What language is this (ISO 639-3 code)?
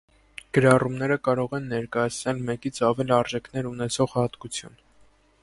hye